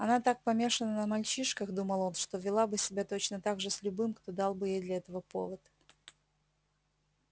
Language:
Russian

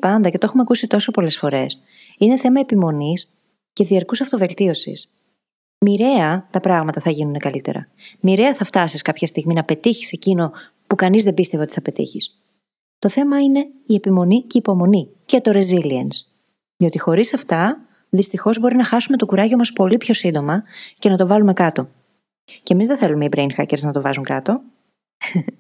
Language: Greek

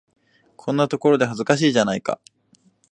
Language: Japanese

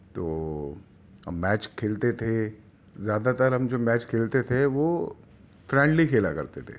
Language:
Urdu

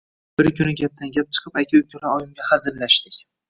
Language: Uzbek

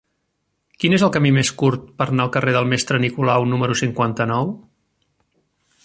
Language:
Catalan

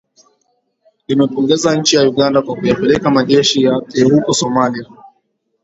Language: Swahili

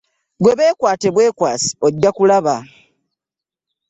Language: Ganda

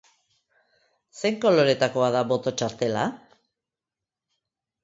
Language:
Basque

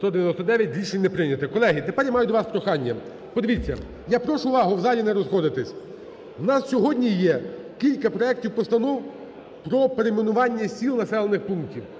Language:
Ukrainian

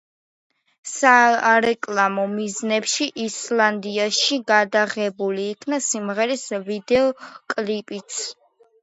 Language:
Georgian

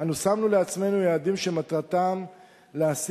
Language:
Hebrew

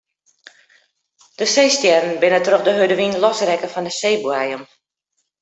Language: Western Frisian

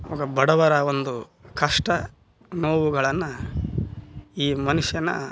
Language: Kannada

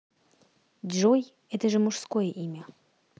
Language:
Russian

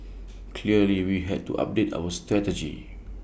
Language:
English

